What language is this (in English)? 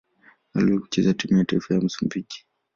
Swahili